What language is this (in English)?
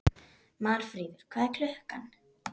Icelandic